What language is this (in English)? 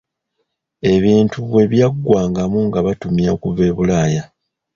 Ganda